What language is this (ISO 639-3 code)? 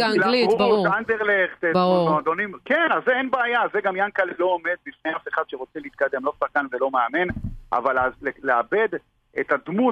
heb